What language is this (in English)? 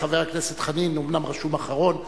Hebrew